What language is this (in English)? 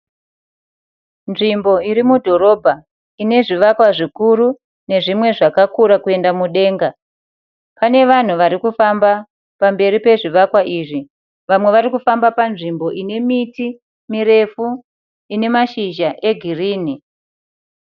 Shona